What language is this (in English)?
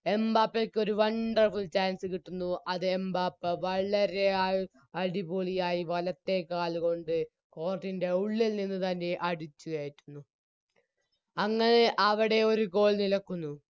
Malayalam